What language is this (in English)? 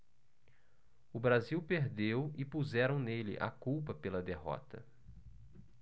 Portuguese